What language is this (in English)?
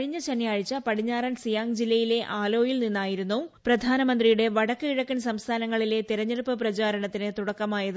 Malayalam